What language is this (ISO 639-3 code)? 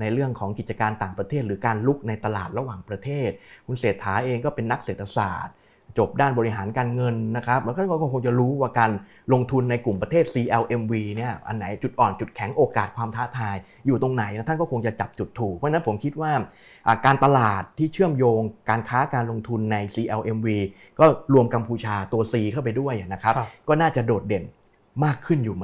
tha